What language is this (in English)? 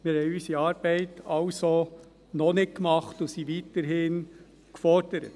Swiss German